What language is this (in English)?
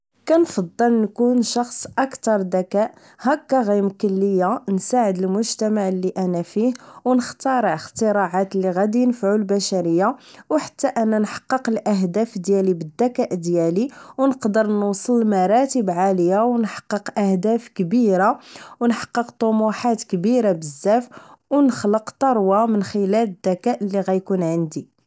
Moroccan Arabic